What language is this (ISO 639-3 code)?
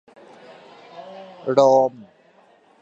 tha